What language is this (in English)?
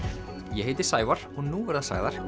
Icelandic